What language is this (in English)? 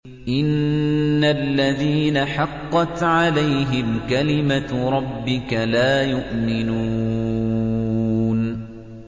Arabic